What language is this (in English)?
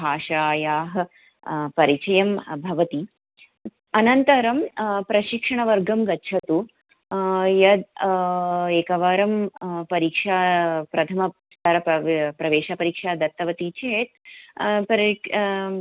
Sanskrit